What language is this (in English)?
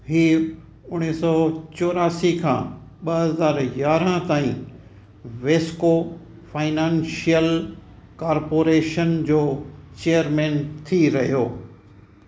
Sindhi